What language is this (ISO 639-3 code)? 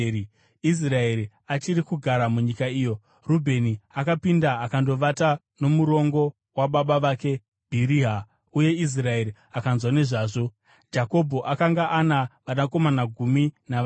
sna